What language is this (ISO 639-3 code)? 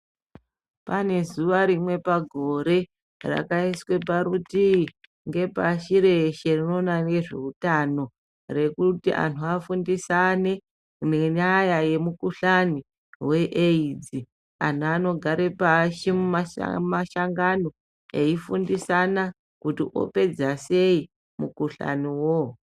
ndc